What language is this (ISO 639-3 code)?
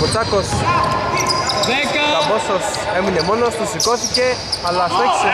ell